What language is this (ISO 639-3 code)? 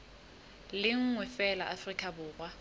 sot